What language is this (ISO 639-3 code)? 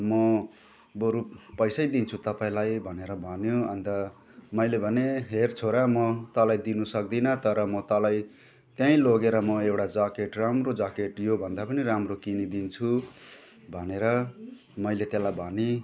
nep